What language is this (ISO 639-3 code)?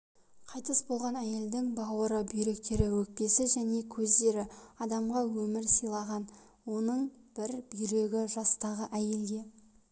kaz